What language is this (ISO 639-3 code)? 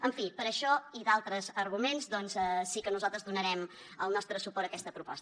cat